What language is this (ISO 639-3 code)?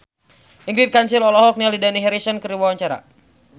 sun